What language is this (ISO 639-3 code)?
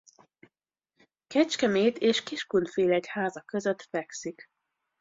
hun